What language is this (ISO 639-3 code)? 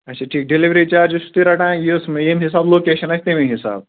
kas